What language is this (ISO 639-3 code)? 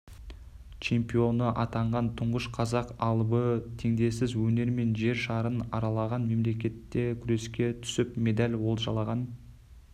kaz